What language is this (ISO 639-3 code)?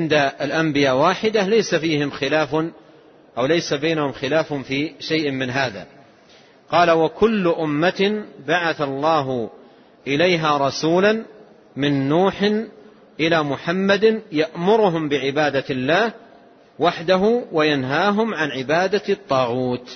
ara